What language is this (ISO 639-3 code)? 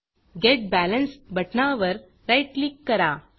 mar